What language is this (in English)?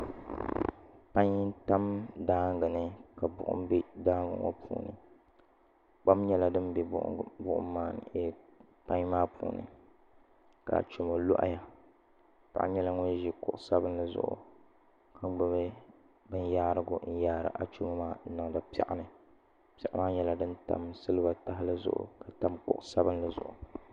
Dagbani